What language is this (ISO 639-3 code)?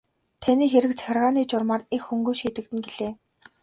mon